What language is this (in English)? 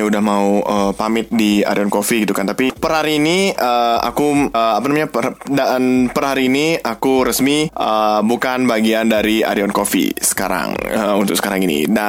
Indonesian